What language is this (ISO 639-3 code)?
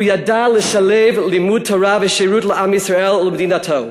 heb